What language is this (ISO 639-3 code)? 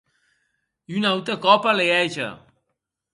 oci